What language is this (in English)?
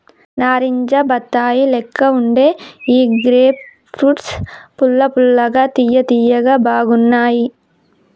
Telugu